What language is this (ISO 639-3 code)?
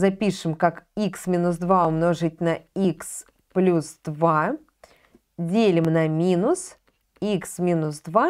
rus